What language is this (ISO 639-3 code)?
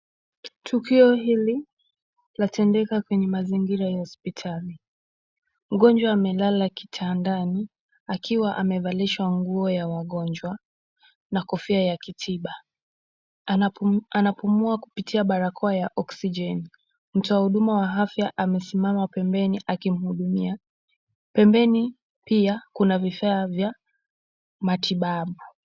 swa